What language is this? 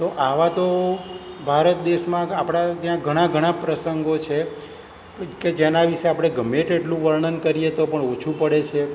Gujarati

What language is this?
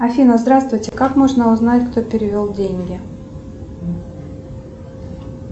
Russian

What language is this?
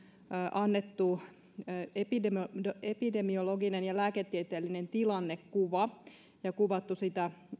Finnish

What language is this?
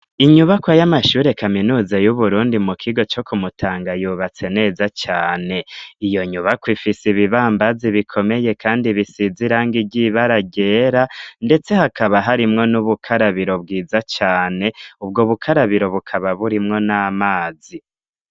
Rundi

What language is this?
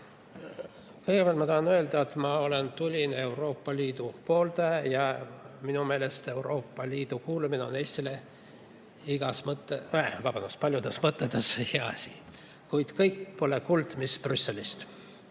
Estonian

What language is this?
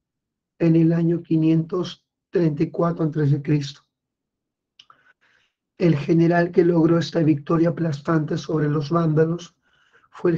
Spanish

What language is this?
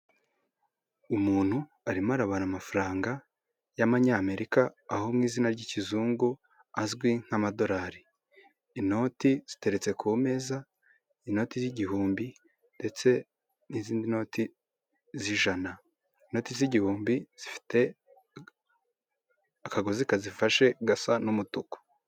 Kinyarwanda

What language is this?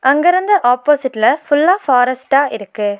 Tamil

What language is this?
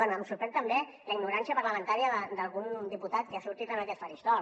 Catalan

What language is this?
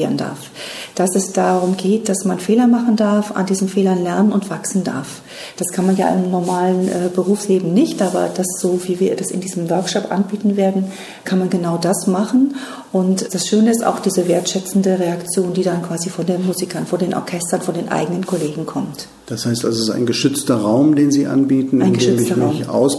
German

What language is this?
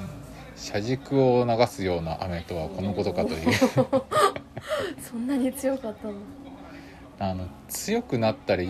Japanese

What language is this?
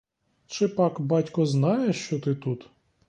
Ukrainian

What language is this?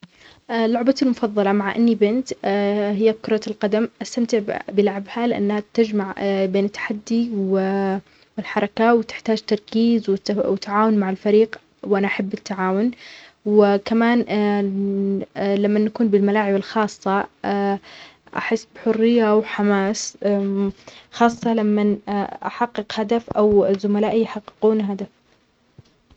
Omani Arabic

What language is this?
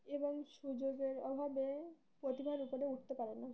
Bangla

